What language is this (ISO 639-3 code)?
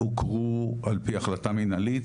heb